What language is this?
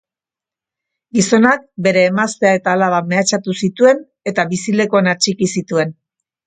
Basque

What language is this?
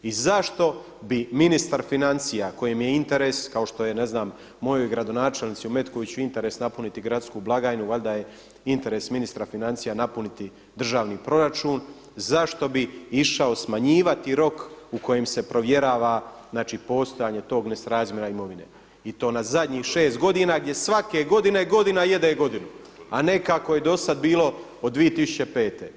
Croatian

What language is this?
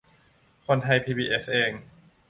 Thai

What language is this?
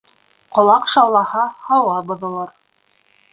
Bashkir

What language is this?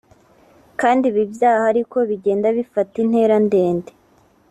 Kinyarwanda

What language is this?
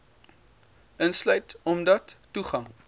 Afrikaans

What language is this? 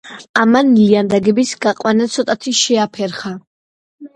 Georgian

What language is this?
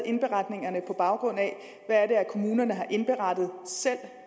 Danish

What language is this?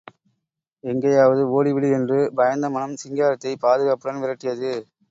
Tamil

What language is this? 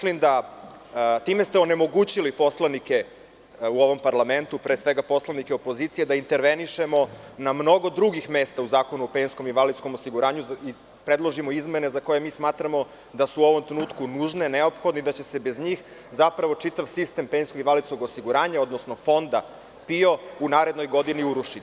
Serbian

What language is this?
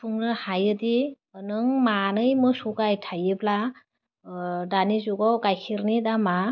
Bodo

